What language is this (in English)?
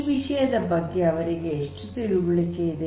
Kannada